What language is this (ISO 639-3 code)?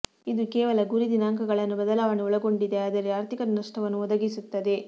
kan